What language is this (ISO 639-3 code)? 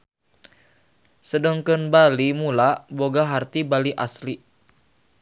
sun